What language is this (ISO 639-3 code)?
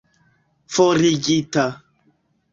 epo